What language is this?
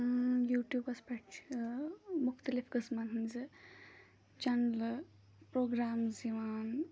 Kashmiri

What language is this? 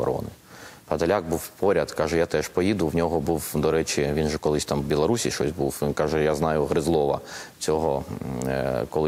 Ukrainian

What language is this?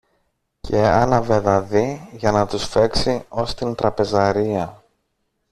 Greek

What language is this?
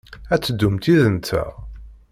Kabyle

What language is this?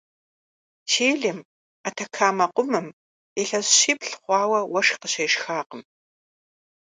Kabardian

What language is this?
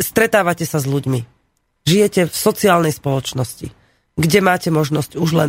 Slovak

